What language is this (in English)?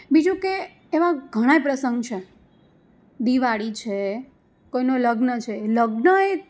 Gujarati